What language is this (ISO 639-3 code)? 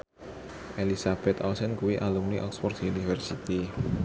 jav